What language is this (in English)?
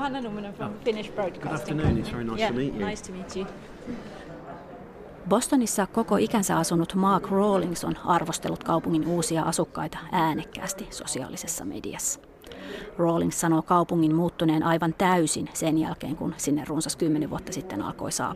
Finnish